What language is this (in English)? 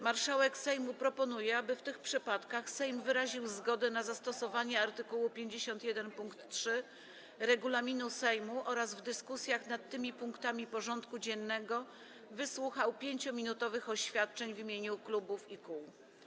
Polish